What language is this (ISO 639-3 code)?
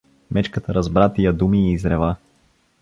bul